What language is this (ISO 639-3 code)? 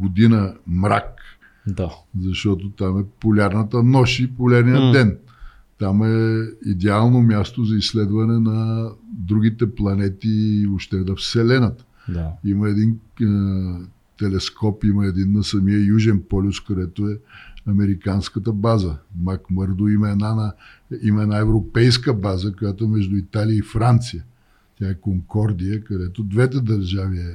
bul